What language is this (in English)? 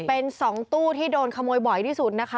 Thai